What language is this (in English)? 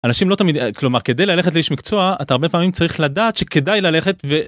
Hebrew